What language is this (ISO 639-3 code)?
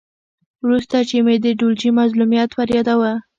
pus